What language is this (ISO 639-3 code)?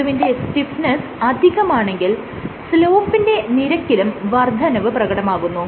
mal